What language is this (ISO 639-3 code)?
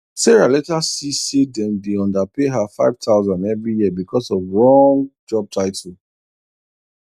pcm